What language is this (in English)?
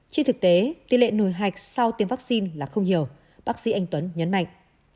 Vietnamese